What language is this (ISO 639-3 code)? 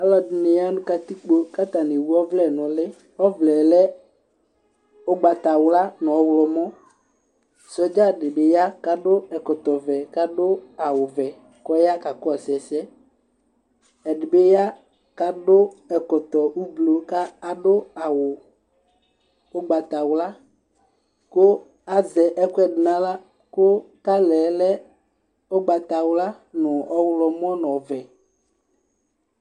kpo